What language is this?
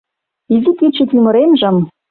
Mari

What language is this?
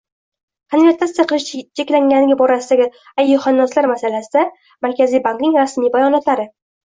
Uzbek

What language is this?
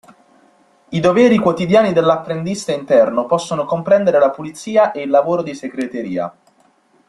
Italian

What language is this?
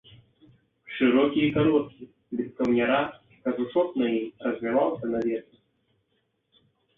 Belarusian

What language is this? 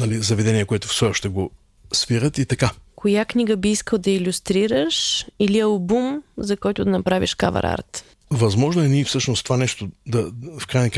Bulgarian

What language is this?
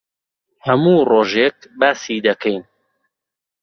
Central Kurdish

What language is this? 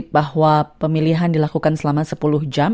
Indonesian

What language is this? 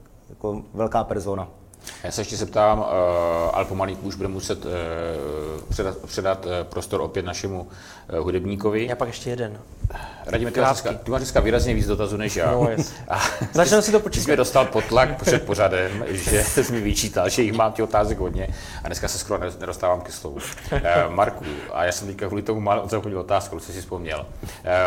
Czech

